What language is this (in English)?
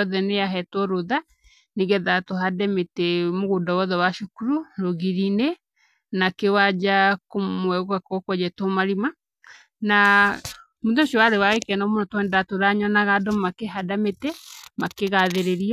Kikuyu